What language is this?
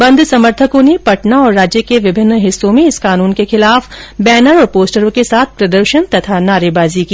Hindi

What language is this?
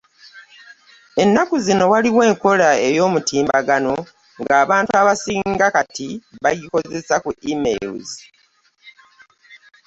Ganda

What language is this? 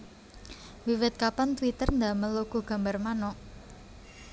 Javanese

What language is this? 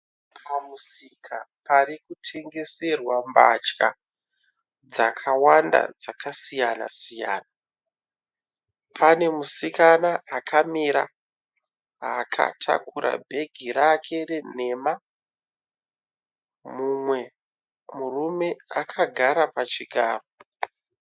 Shona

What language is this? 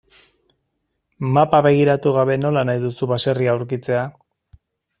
Basque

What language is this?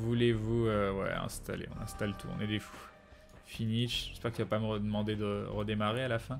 French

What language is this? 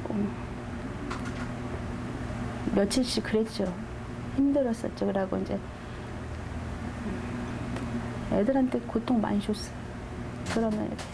Korean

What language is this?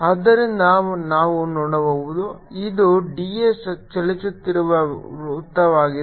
Kannada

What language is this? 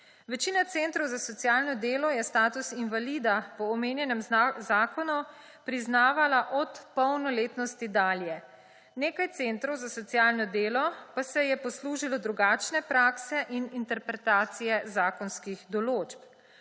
Slovenian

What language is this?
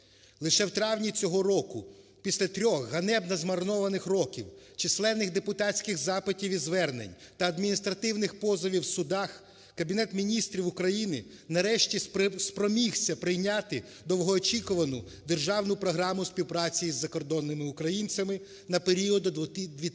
Ukrainian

